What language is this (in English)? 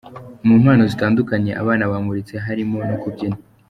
Kinyarwanda